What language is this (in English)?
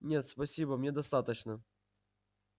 Russian